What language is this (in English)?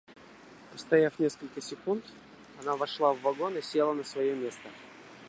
Russian